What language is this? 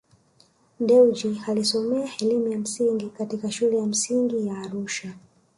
Swahili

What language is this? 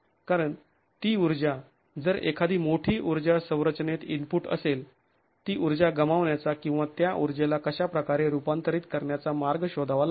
Marathi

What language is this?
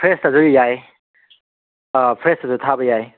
Manipuri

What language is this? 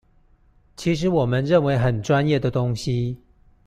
Chinese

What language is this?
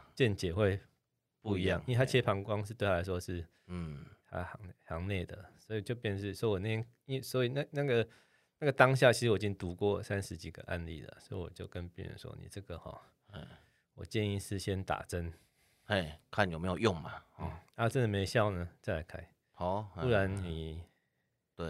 Chinese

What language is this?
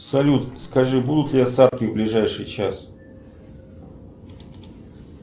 Russian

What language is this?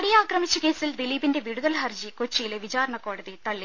Malayalam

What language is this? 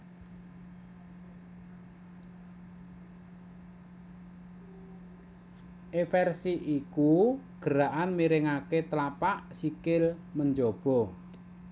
Javanese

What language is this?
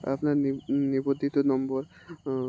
Bangla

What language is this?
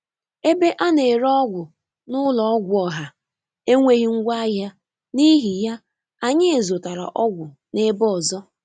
Igbo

